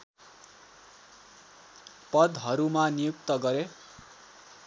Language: Nepali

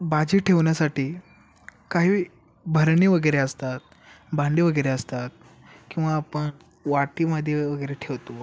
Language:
Marathi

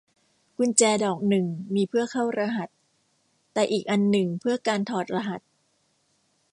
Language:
Thai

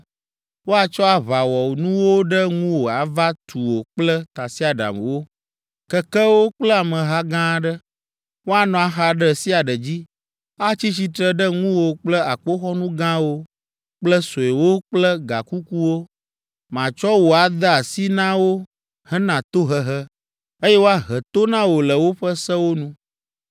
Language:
Ewe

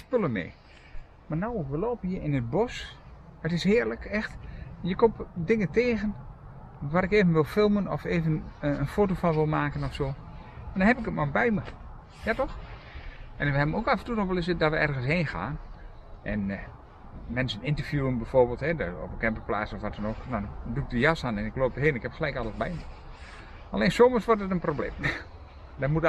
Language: Dutch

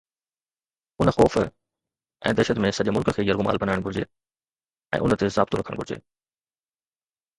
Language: Sindhi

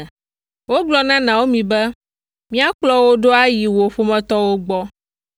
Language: Ewe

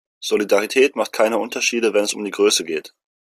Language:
German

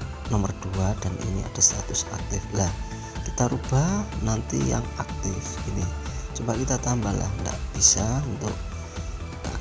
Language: Indonesian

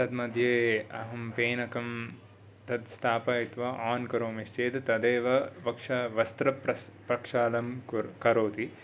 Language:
Sanskrit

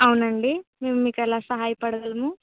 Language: Telugu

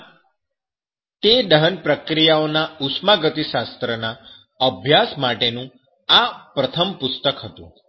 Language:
Gujarati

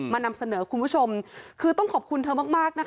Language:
Thai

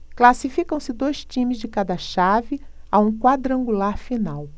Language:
Portuguese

